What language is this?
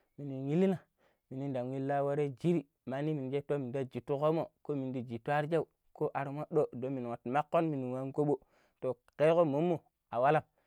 Pero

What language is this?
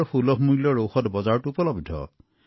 Assamese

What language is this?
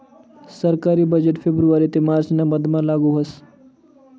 Marathi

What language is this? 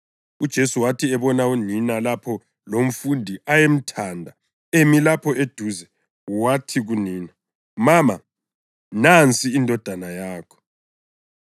North Ndebele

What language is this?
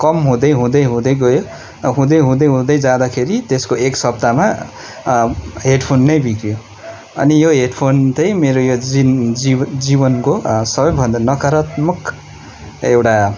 Nepali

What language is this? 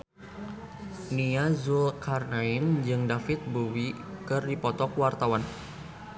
Sundanese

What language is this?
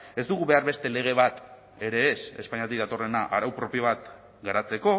Basque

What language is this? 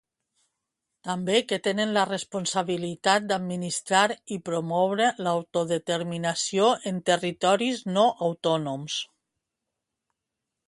Catalan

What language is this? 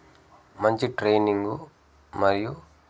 Telugu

